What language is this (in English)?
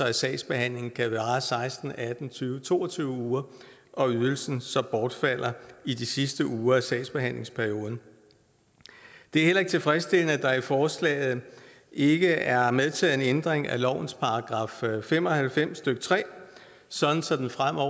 Danish